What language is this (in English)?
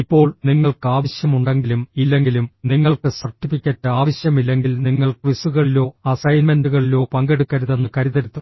Malayalam